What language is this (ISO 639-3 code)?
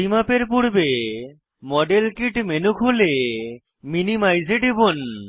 ben